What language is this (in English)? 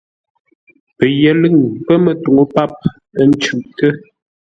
Ngombale